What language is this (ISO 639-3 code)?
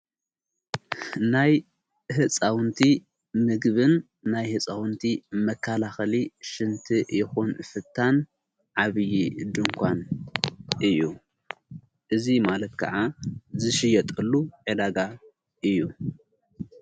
tir